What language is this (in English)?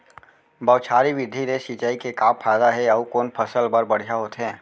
Chhattisgarhi